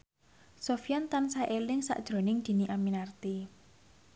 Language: Javanese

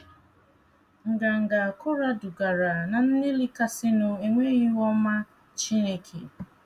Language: Igbo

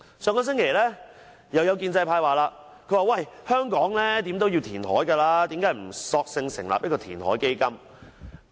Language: Cantonese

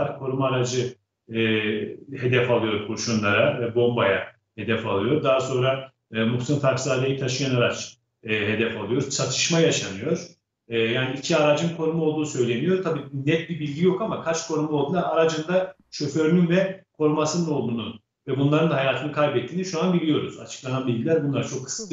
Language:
Turkish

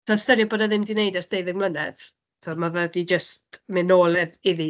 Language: Welsh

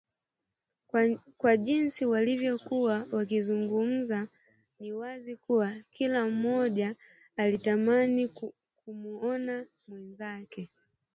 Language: Swahili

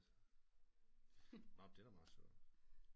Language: Danish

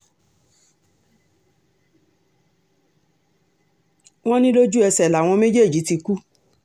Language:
Yoruba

